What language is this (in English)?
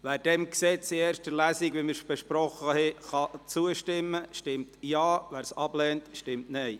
Swiss German